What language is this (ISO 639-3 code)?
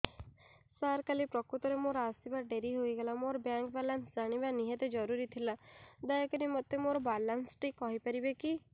ori